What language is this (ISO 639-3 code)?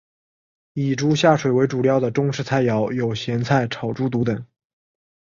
zho